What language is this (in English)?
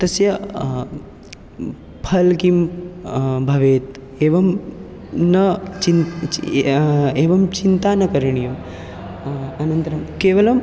Sanskrit